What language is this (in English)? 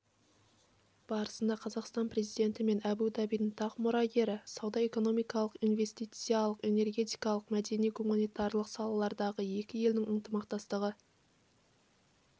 Kazakh